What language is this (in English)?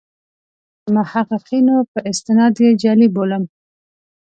Pashto